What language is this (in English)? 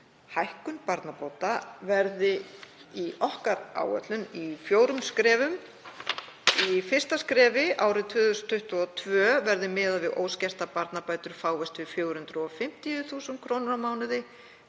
Icelandic